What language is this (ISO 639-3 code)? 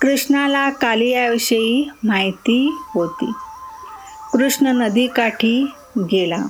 mar